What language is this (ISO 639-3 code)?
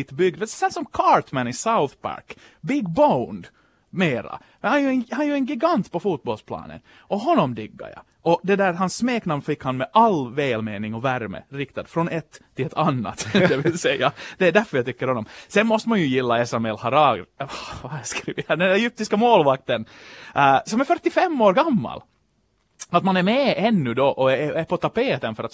swe